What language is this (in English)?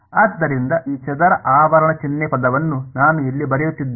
Kannada